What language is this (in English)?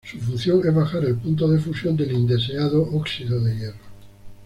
Spanish